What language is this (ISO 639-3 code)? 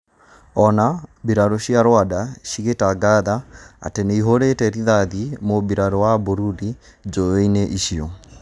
kik